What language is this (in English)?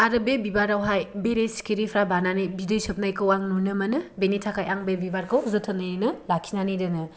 Bodo